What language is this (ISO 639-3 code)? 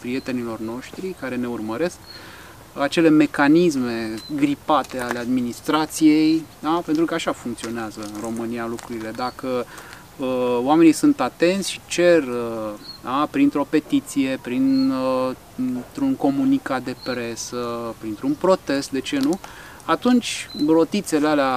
ron